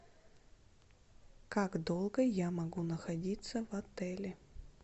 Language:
Russian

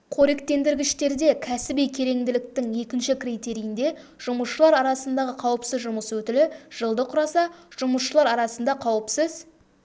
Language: Kazakh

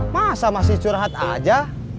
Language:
Indonesian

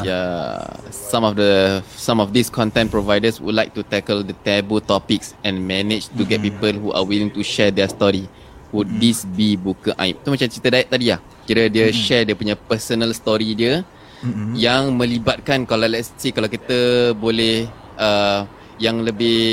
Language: Malay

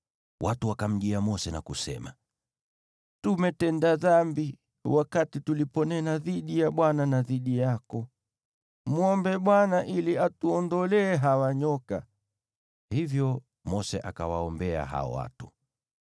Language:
Swahili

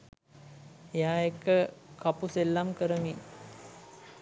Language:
Sinhala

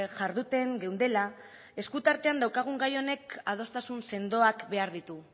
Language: Basque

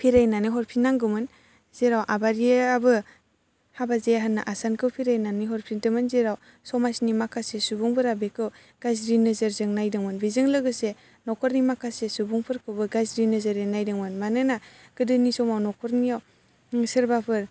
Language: Bodo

